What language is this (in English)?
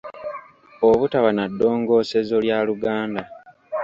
Ganda